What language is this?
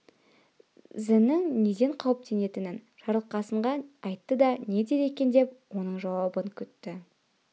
Kazakh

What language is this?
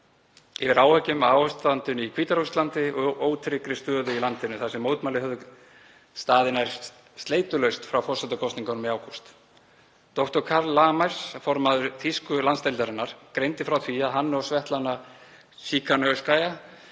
Icelandic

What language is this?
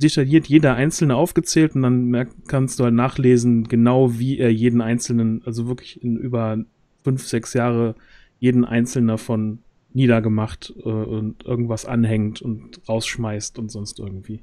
German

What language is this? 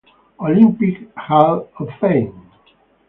Italian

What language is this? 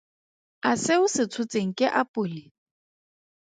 Tswana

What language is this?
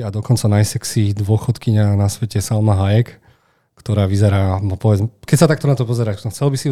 Slovak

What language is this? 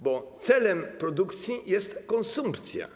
Polish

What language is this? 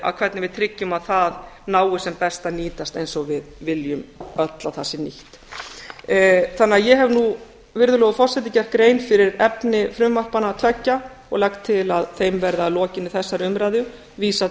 Icelandic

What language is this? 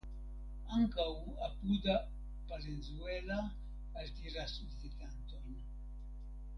Esperanto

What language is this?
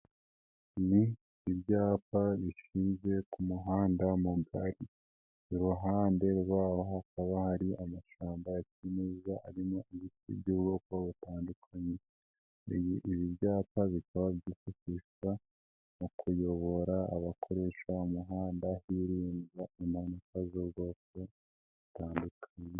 Kinyarwanda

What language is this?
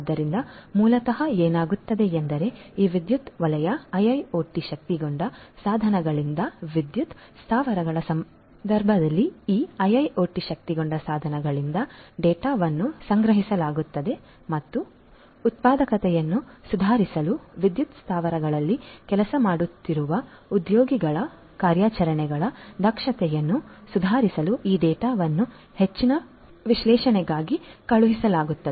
Kannada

